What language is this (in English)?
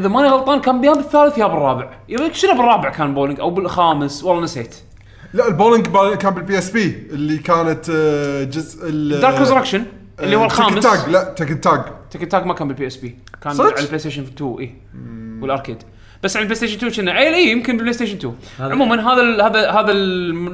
Arabic